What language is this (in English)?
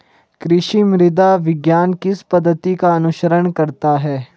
Hindi